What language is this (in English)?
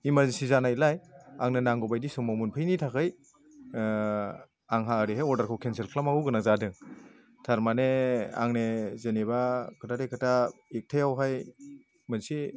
Bodo